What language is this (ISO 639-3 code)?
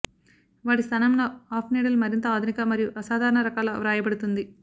tel